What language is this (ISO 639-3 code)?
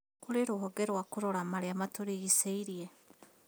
kik